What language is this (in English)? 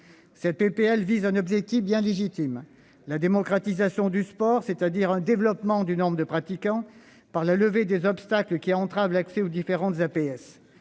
French